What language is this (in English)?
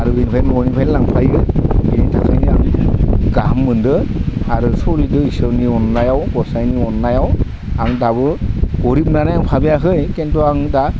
Bodo